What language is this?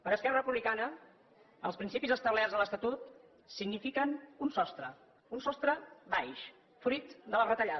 Catalan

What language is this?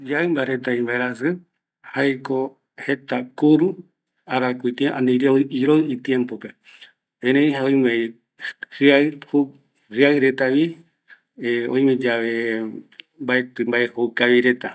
Eastern Bolivian Guaraní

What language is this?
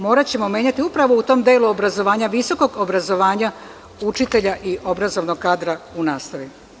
Serbian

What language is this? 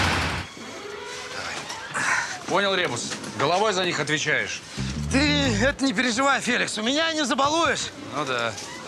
Russian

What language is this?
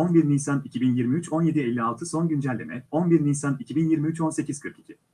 Turkish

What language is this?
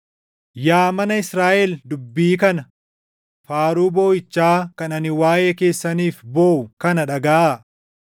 Oromo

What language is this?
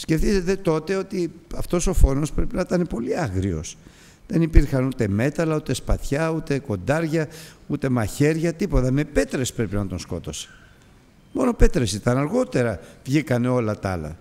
Greek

